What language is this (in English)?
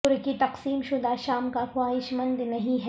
Urdu